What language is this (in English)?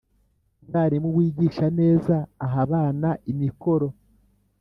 Kinyarwanda